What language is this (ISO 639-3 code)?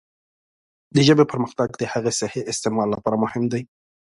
pus